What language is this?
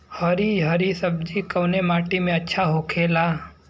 Bhojpuri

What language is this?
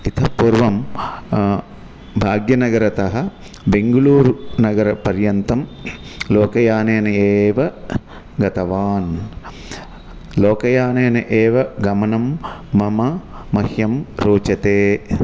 Sanskrit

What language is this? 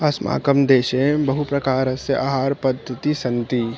Sanskrit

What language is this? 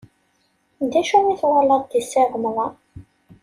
Kabyle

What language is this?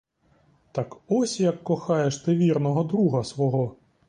Ukrainian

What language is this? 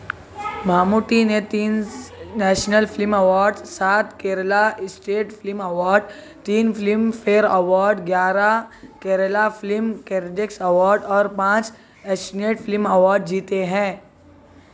Urdu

